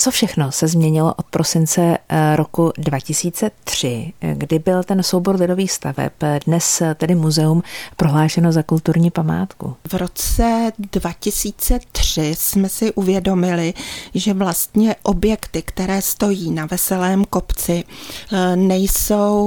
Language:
Czech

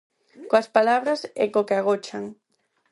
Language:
Galician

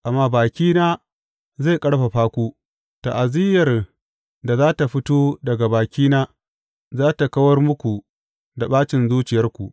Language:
Hausa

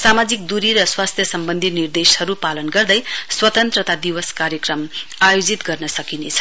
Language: Nepali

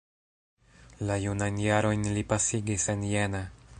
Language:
Esperanto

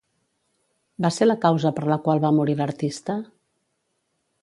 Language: Catalan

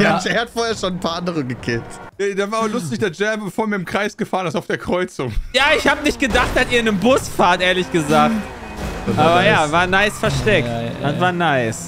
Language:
German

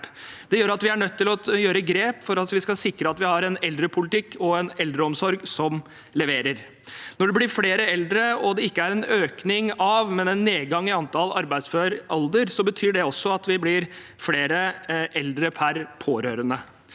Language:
Norwegian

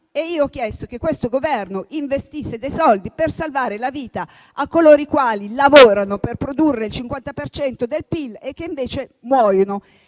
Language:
Italian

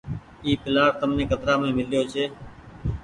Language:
Goaria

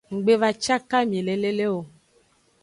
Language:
Aja (Benin)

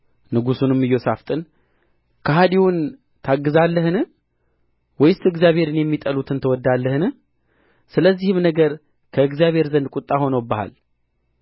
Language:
Amharic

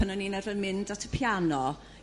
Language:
Welsh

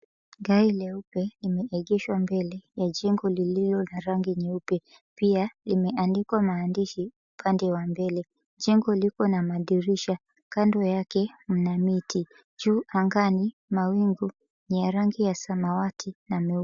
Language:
Swahili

